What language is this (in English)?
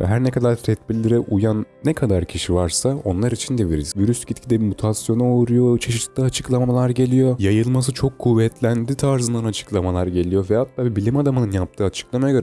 Turkish